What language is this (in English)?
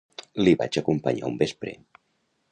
Catalan